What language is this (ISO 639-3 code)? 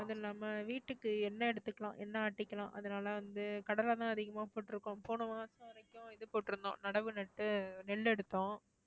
tam